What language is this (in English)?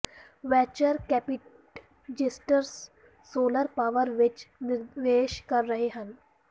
Punjabi